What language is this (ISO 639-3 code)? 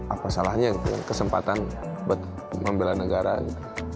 ind